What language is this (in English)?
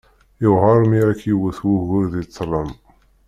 Kabyle